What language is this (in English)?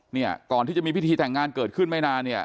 Thai